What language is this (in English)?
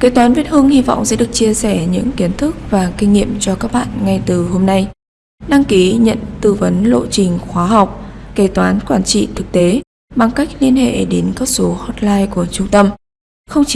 Vietnamese